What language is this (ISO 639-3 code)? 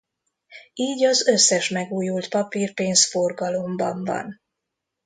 hun